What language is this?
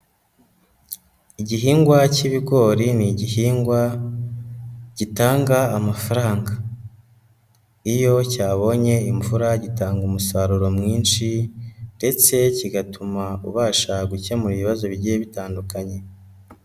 Kinyarwanda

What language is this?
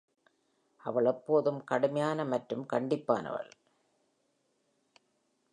Tamil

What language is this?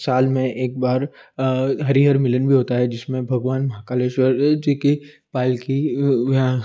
Hindi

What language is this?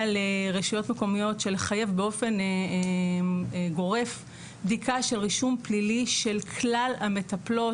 Hebrew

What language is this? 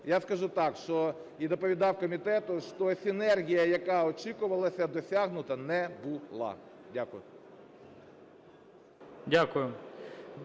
Ukrainian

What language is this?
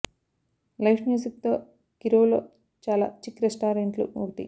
Telugu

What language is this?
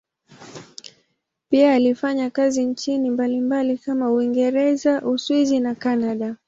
Swahili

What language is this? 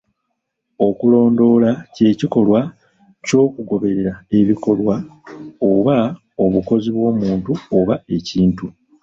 Ganda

